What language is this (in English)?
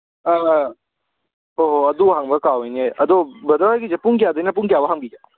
Manipuri